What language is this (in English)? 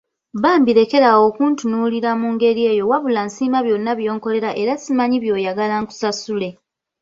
Ganda